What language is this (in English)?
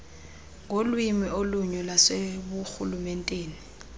Xhosa